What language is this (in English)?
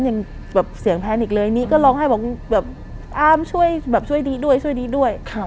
Thai